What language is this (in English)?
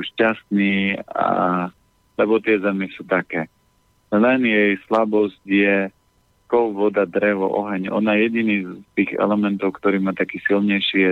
Slovak